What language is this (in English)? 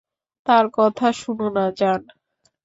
Bangla